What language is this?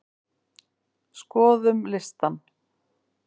Icelandic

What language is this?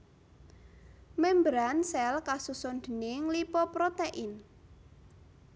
Javanese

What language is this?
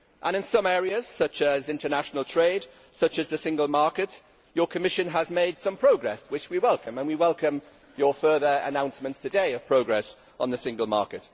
English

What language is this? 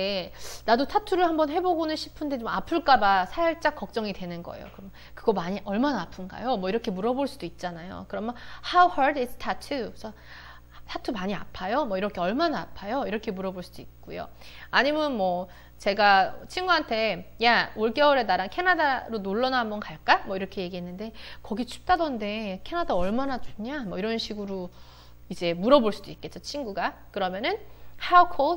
Korean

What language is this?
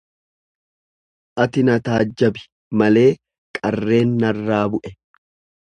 Oromo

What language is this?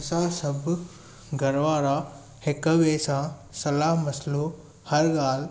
Sindhi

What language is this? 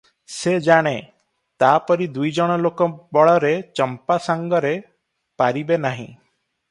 Odia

